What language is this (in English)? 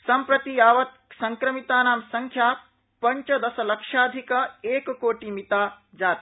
Sanskrit